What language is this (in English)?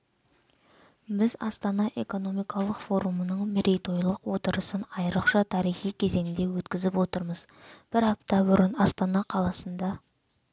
Kazakh